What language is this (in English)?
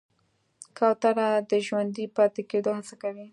Pashto